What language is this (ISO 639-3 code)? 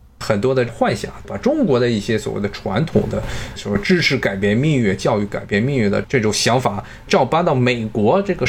zho